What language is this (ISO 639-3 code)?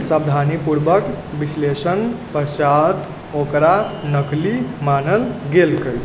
mai